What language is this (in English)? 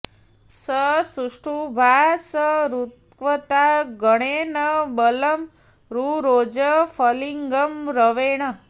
Sanskrit